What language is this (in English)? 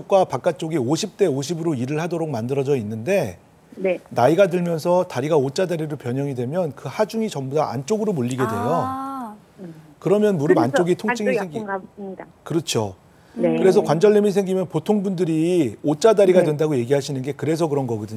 Korean